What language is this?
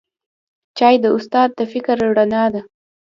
Pashto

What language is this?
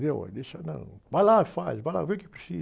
Portuguese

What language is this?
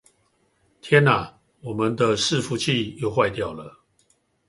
Chinese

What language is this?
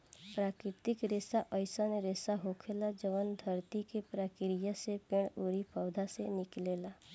Bhojpuri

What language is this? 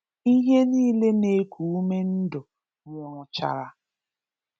Igbo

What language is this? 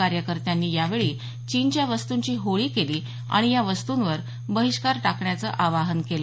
Marathi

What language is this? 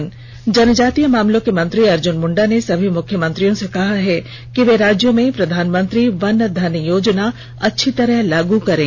Hindi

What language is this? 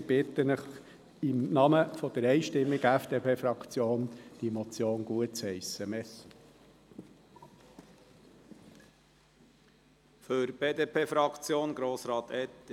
Swiss German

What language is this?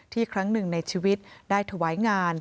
Thai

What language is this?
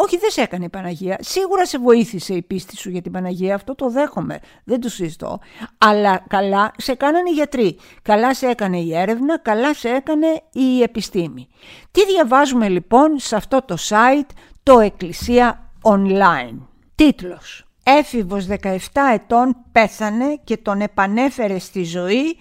Greek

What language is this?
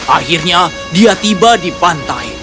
Indonesian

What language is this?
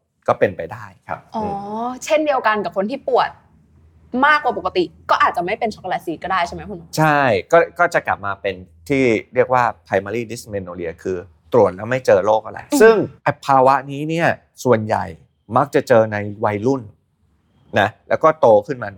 Thai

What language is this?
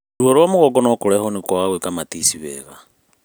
Kikuyu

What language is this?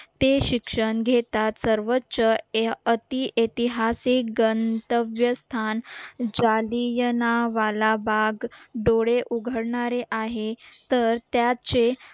Marathi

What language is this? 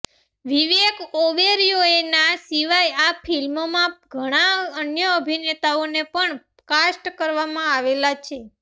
Gujarati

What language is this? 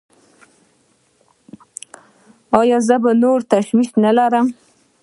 Pashto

